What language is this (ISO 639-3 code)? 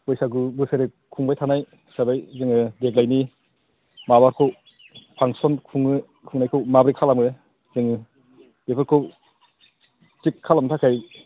brx